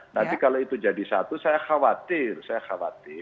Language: Indonesian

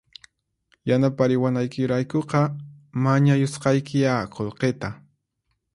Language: Puno Quechua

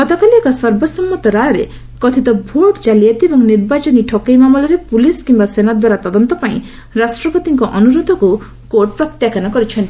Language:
Odia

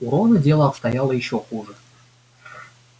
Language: Russian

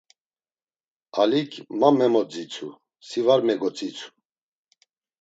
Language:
Laz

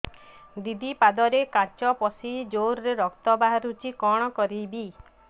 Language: Odia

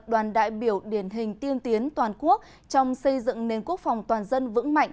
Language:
Vietnamese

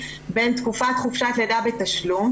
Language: Hebrew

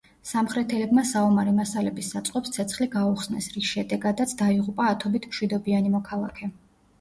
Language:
Georgian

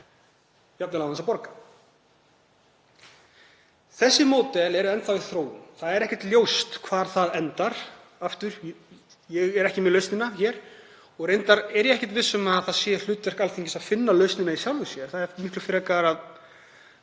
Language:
Icelandic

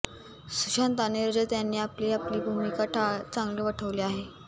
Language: Marathi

